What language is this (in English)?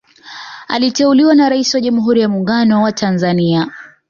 Swahili